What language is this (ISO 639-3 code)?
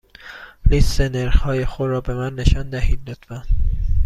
fas